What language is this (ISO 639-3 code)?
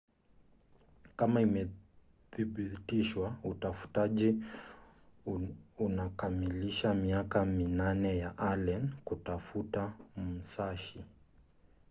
swa